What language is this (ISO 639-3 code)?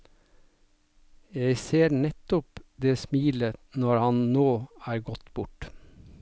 nor